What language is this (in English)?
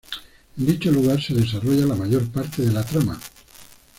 Spanish